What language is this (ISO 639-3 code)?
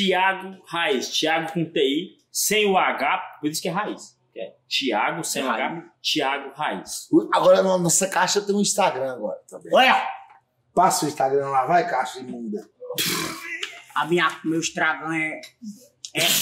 por